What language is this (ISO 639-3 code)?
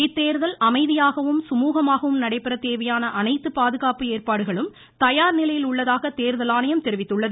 tam